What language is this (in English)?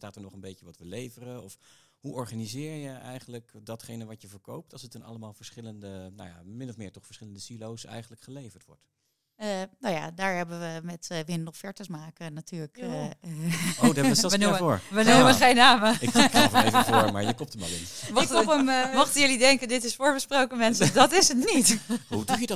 Dutch